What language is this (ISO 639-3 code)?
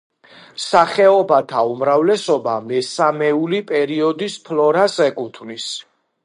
kat